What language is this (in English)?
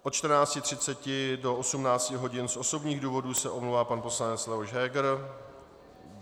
Czech